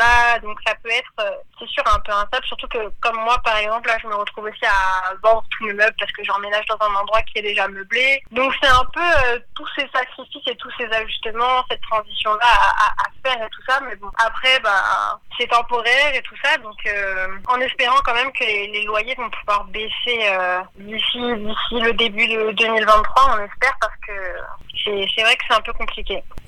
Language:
French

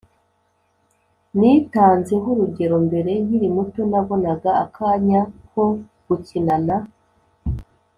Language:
Kinyarwanda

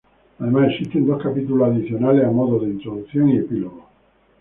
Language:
Spanish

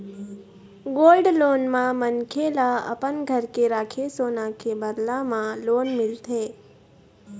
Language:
Chhattisgarhi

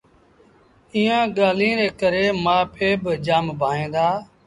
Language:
Sindhi Bhil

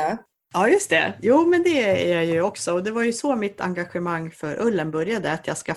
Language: Swedish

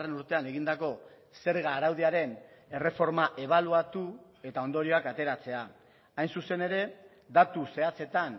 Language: Basque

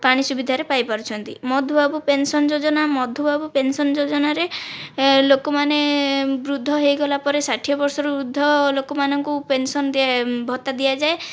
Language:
Odia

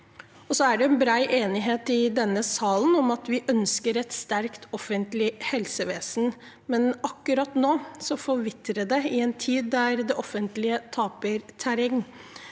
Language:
Norwegian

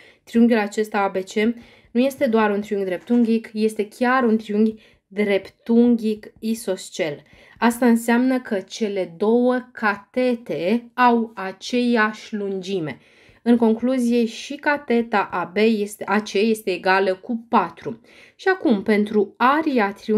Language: Romanian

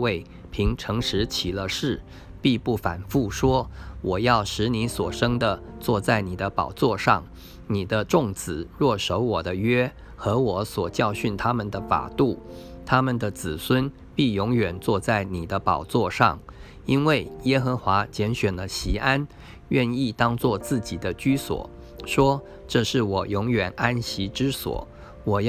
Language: Chinese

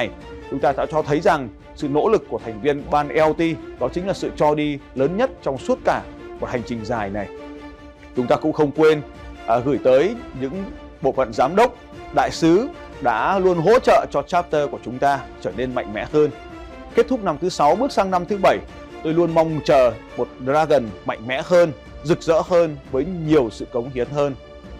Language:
Vietnamese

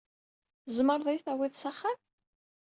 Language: Kabyle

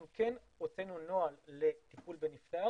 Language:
Hebrew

